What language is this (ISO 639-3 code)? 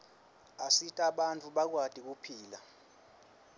ssw